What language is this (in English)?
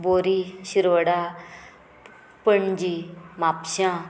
Konkani